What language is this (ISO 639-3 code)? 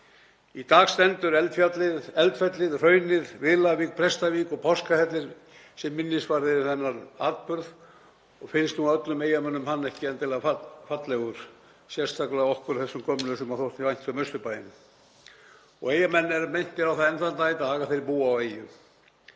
isl